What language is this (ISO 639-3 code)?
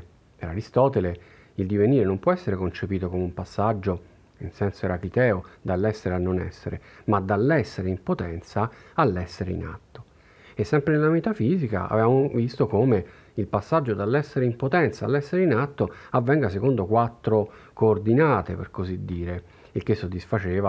ita